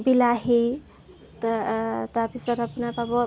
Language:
Assamese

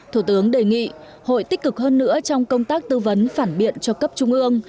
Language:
Vietnamese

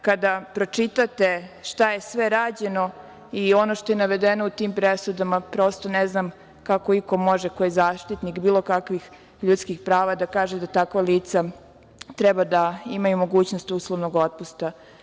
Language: Serbian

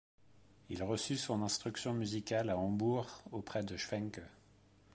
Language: French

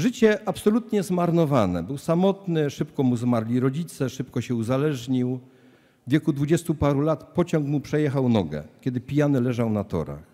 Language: Polish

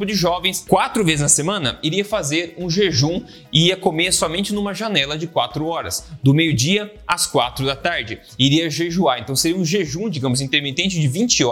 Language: Portuguese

